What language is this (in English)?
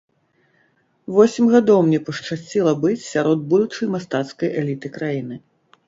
Belarusian